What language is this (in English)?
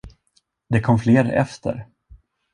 Swedish